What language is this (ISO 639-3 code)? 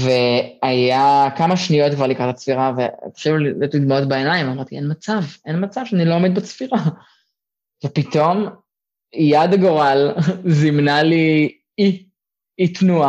heb